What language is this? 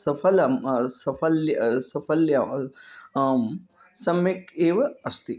Sanskrit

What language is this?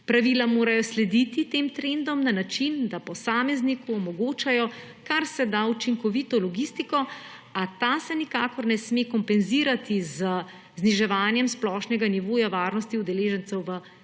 Slovenian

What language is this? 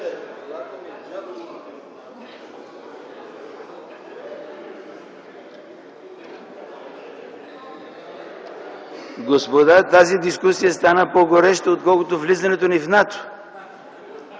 Bulgarian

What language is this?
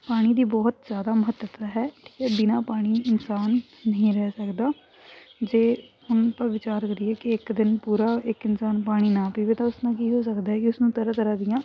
Punjabi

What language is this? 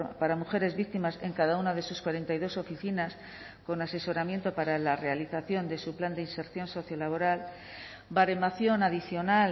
Spanish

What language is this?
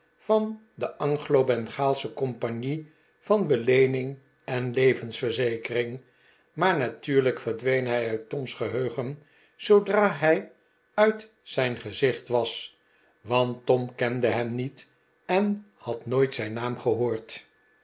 Dutch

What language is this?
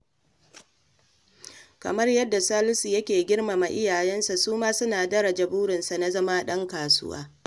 Hausa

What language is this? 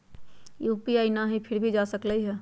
Magahi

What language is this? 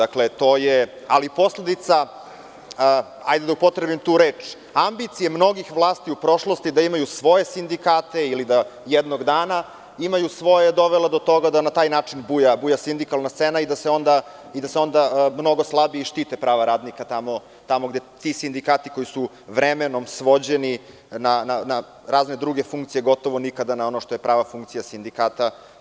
Serbian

